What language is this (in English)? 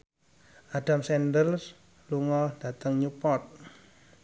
Javanese